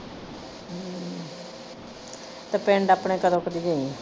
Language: Punjabi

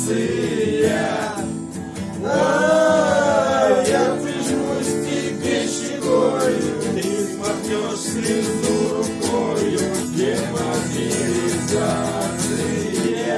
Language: Russian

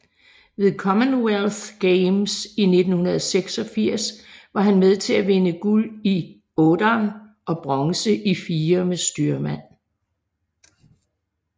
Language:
Danish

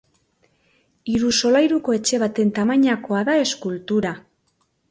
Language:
Basque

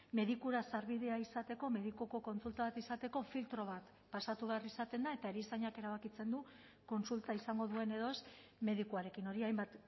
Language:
Basque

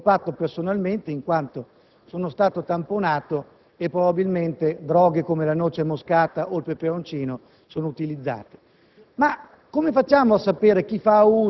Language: Italian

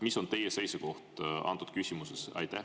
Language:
Estonian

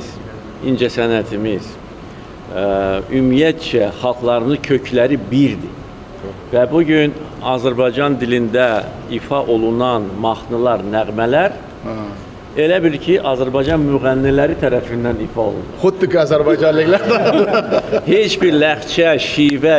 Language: Turkish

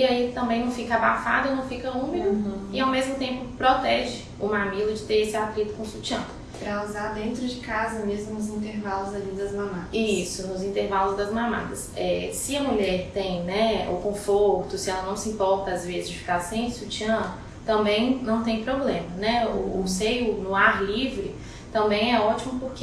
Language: Portuguese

